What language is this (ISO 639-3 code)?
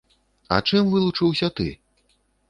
bel